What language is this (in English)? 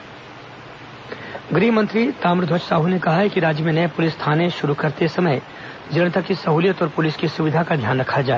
Hindi